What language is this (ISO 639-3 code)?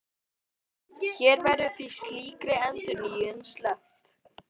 isl